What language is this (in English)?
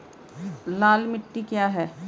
Hindi